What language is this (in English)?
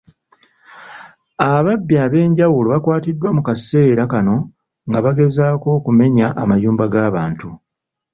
Ganda